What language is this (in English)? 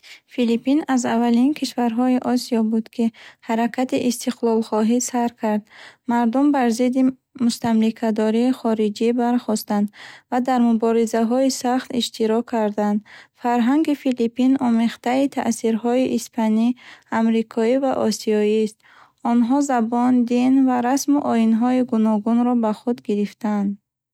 Bukharic